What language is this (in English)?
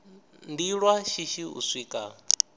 Venda